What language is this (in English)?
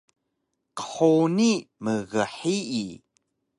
Taroko